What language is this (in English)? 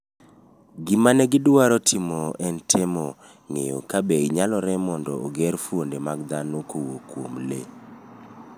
Luo (Kenya and Tanzania)